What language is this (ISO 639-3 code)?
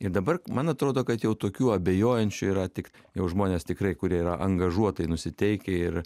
lit